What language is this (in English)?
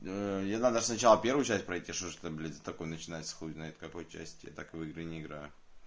Russian